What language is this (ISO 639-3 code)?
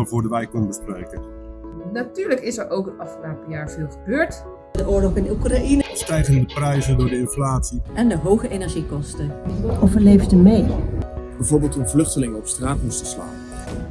nld